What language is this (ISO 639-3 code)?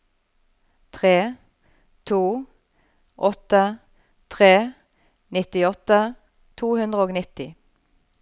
nor